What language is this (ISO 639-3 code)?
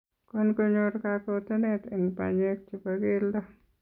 kln